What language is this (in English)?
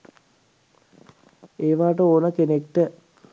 Sinhala